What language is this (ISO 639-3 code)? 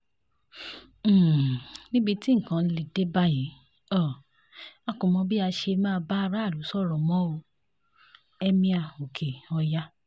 yor